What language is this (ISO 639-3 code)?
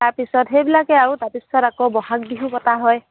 asm